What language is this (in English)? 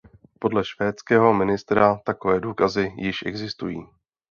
Czech